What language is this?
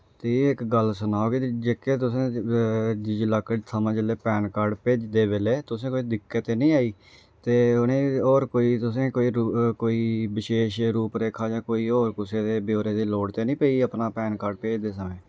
Dogri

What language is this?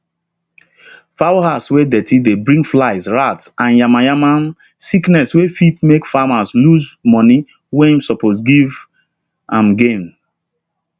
Nigerian Pidgin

